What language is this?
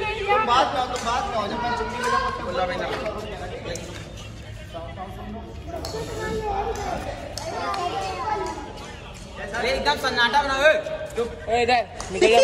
Hindi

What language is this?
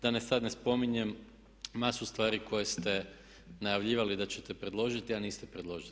Croatian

